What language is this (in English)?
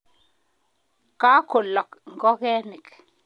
Kalenjin